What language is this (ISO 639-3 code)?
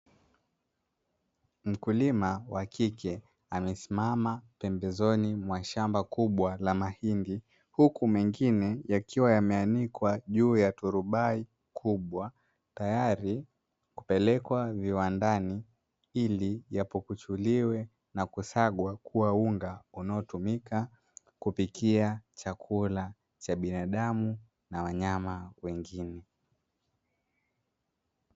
swa